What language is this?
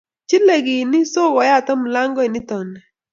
Kalenjin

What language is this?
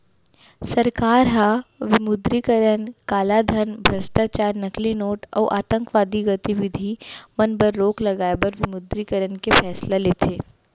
Chhattisgarhi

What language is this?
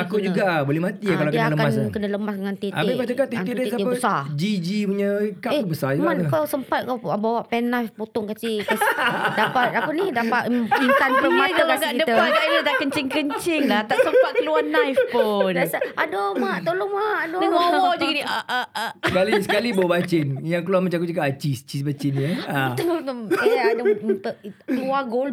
Malay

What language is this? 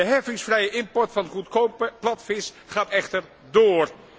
Dutch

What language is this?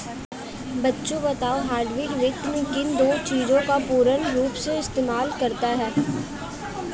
Hindi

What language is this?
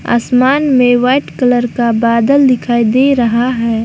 Hindi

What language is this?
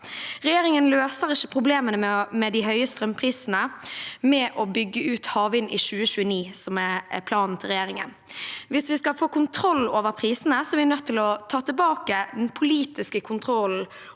Norwegian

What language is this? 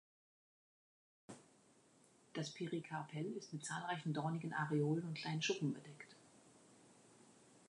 German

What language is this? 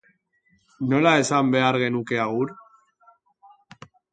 Basque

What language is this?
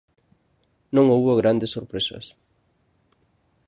Galician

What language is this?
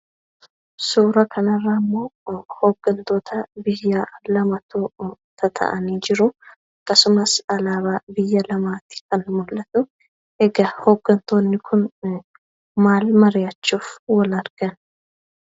Oromo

